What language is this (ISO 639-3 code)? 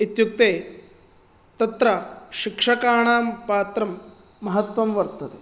san